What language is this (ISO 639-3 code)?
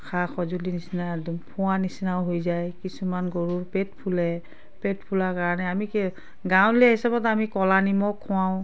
asm